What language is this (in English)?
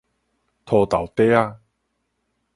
Min Nan Chinese